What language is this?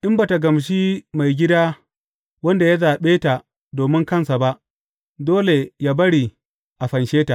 Hausa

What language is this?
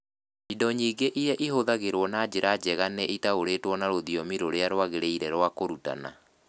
Kikuyu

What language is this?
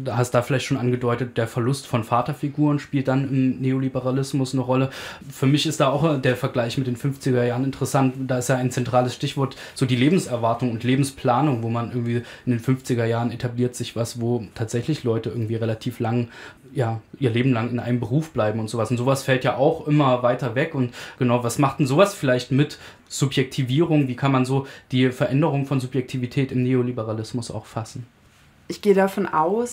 German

